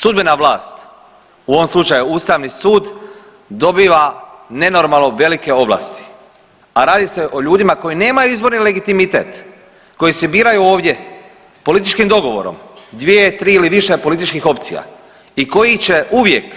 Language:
Croatian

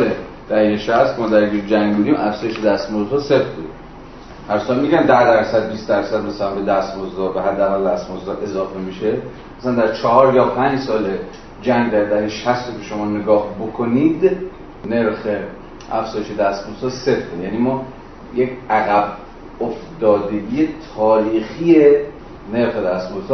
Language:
Persian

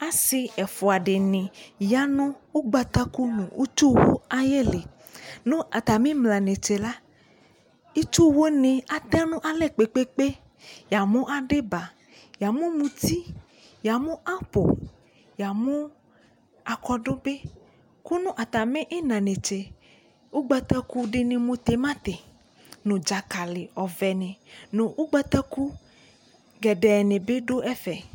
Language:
Ikposo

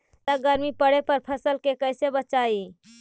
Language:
Magahi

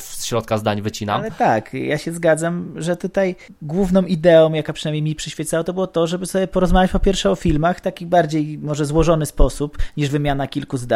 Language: Polish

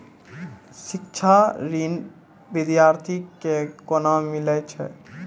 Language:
Maithili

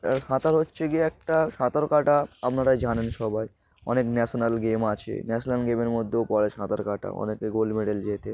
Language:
Bangla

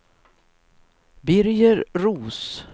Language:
Swedish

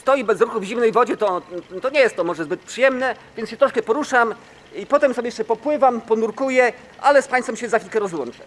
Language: Polish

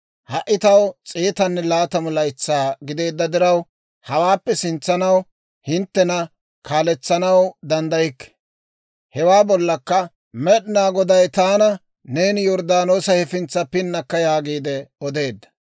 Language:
Dawro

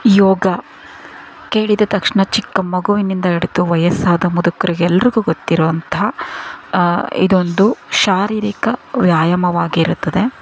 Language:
Kannada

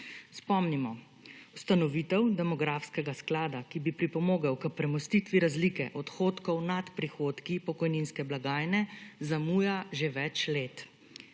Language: Slovenian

